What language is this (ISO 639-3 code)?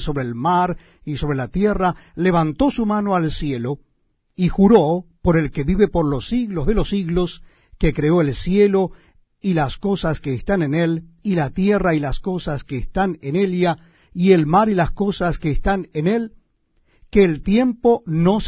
spa